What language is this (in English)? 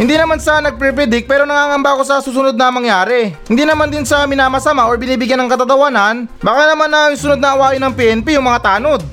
Filipino